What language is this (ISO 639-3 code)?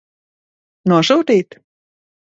lav